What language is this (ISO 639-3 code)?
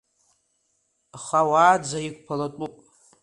abk